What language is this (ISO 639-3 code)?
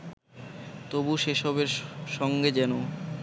ben